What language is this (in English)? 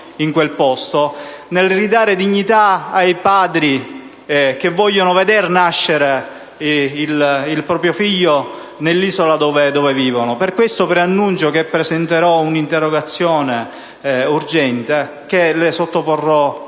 Italian